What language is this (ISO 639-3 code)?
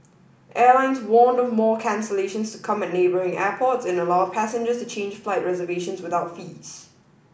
eng